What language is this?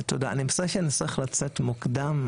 Hebrew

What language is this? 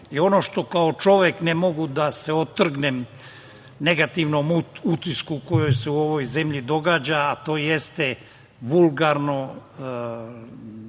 Serbian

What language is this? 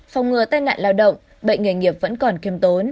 Vietnamese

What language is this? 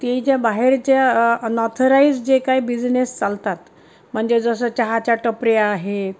Marathi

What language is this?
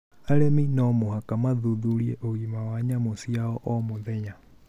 Kikuyu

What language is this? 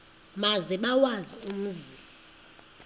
Xhosa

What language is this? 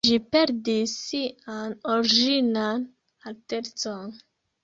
Esperanto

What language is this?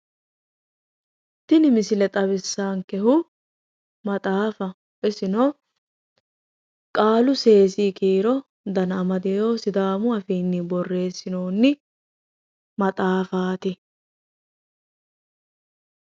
Sidamo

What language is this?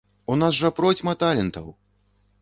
Belarusian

